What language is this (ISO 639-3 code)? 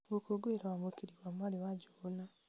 kik